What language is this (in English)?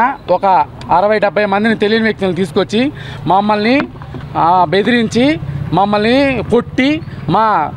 Telugu